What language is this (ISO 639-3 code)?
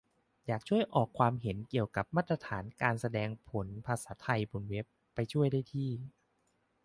tha